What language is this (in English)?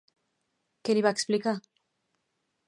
Catalan